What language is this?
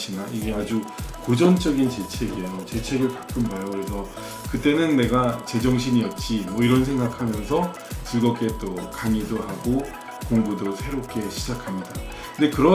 Korean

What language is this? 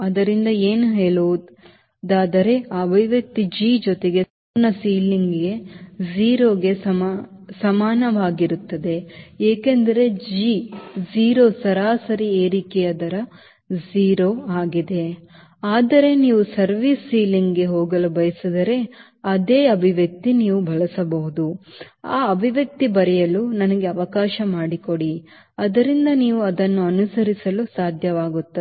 Kannada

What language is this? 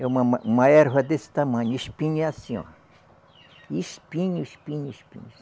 Portuguese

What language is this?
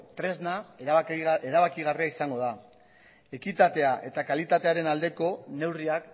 Basque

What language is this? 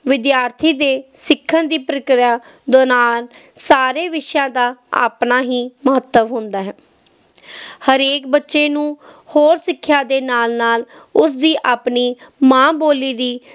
Punjabi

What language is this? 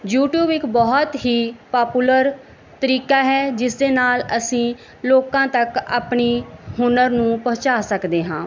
Punjabi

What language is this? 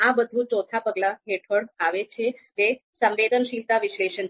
Gujarati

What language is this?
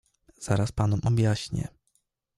Polish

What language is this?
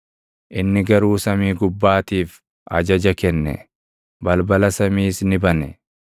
Oromo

